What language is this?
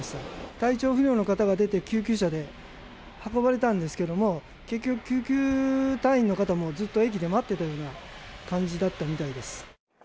Japanese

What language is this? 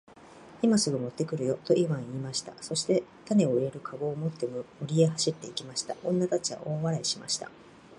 Japanese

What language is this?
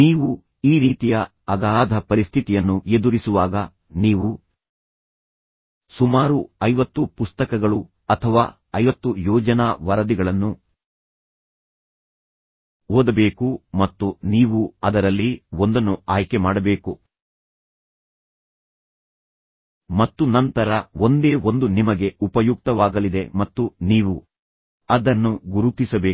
Kannada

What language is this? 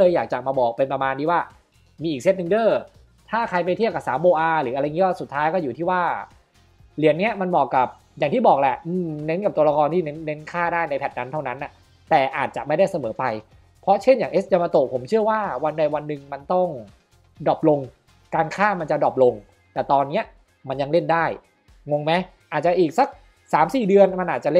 Thai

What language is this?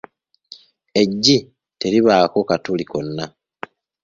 Ganda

